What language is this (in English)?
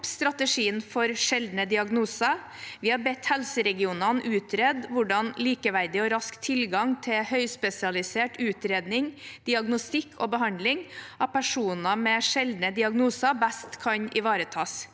Norwegian